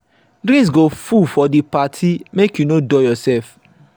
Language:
Nigerian Pidgin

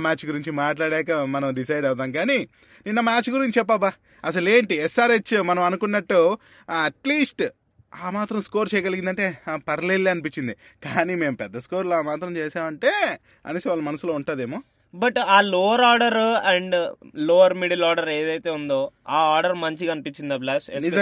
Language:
Telugu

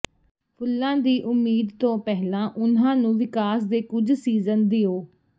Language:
Punjabi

